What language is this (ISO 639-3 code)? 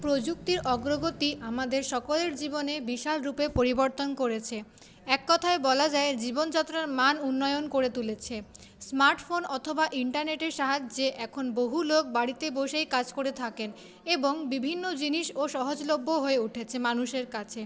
ben